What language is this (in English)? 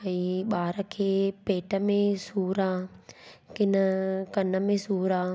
Sindhi